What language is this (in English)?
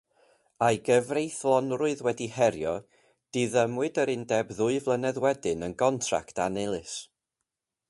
Welsh